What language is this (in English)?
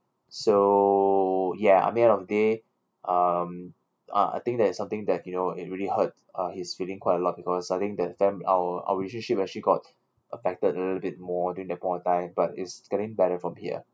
English